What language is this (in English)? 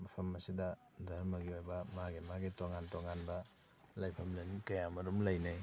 Manipuri